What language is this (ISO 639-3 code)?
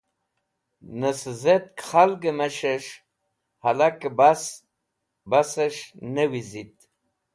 wbl